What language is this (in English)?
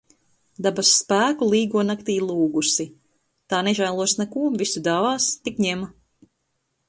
Latvian